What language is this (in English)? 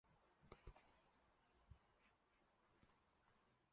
Chinese